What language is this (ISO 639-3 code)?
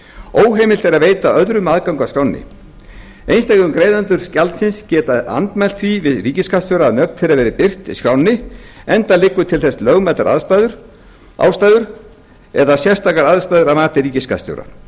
isl